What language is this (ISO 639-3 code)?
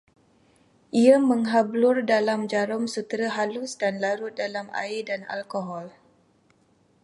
msa